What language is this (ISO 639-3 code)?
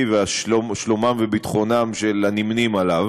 heb